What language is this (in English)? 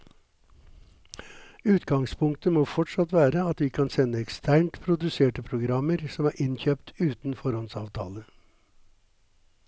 Norwegian